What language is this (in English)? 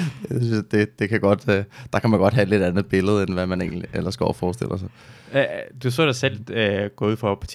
Danish